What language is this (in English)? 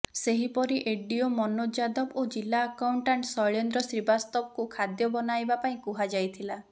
Odia